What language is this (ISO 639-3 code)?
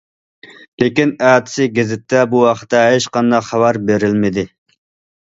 uig